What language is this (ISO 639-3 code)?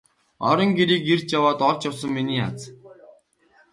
mon